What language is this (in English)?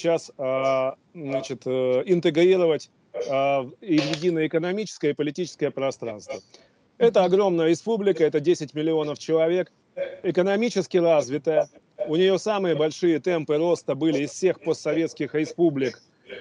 Russian